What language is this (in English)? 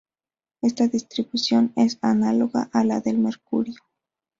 Spanish